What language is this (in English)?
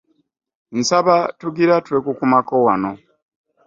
Ganda